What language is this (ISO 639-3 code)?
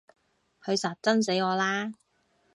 yue